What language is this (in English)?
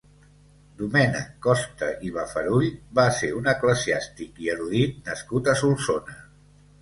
Catalan